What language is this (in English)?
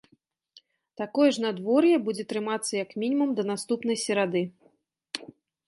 Belarusian